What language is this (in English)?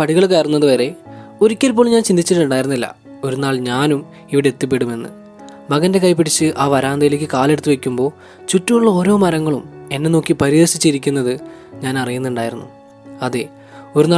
Malayalam